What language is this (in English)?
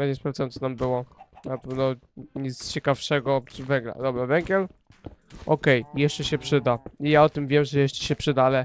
Polish